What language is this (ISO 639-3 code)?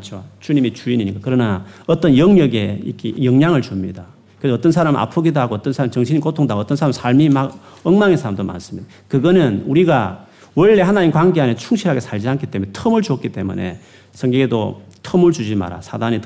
kor